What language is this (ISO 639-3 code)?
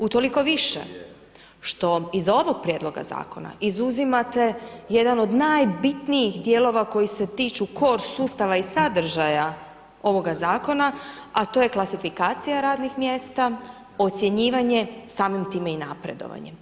hrv